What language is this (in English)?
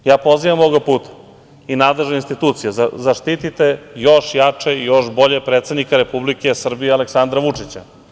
Serbian